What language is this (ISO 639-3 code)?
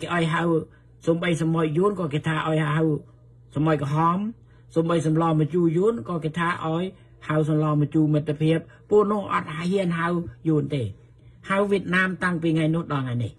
tha